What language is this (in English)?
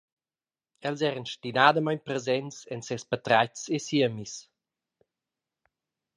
Romansh